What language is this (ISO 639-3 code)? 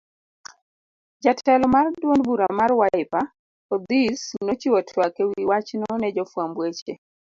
luo